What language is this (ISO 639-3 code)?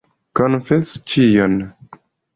epo